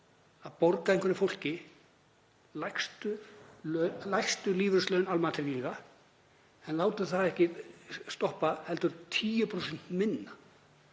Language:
Icelandic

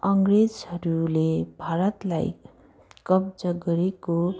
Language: Nepali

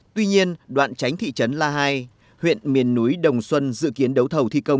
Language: Vietnamese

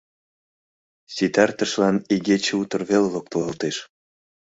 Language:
Mari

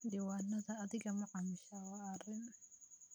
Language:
Somali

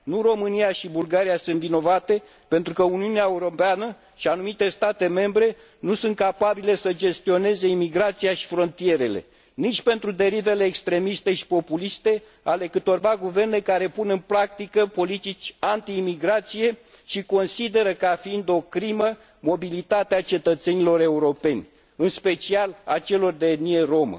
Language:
Romanian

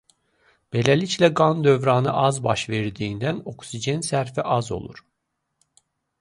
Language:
Azerbaijani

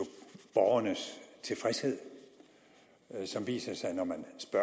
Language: Danish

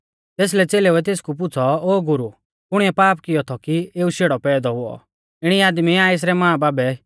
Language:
Mahasu Pahari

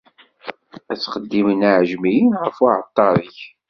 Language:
Kabyle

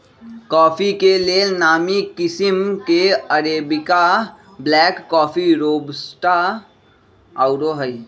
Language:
Magahi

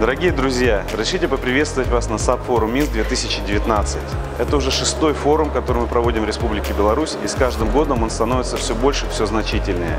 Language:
Russian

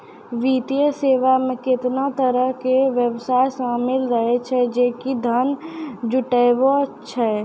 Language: Maithili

